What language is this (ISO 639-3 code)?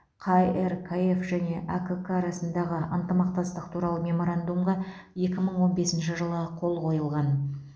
kaz